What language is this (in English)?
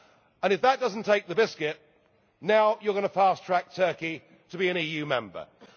English